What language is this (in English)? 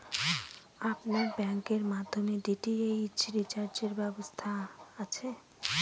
Bangla